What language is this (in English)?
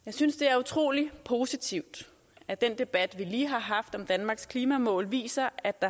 Danish